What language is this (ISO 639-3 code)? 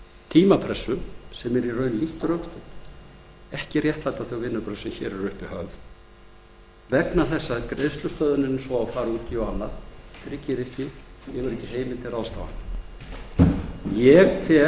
isl